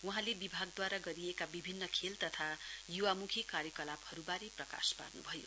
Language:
Nepali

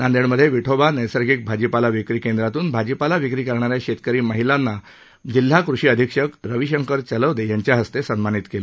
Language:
Marathi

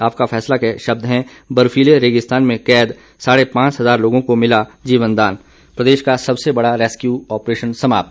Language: Hindi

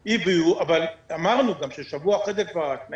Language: Hebrew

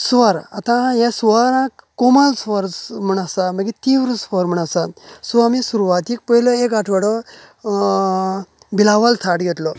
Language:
Konkani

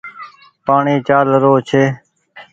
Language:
Goaria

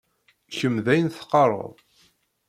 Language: Kabyle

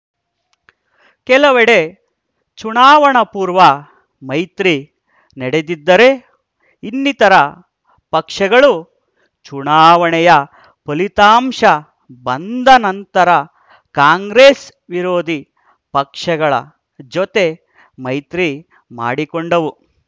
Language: Kannada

